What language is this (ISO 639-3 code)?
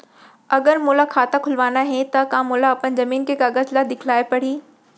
hne